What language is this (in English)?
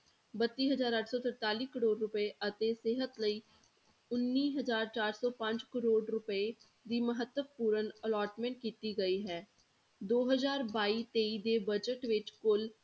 Punjabi